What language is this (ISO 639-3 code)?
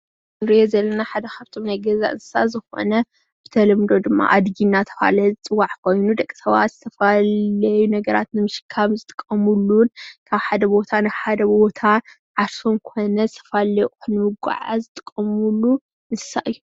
tir